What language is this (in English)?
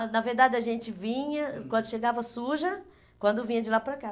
Portuguese